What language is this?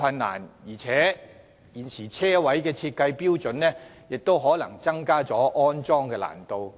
Cantonese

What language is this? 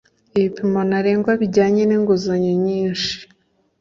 Kinyarwanda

